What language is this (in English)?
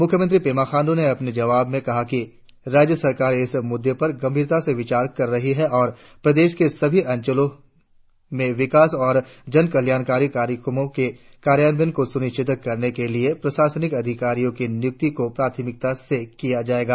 Hindi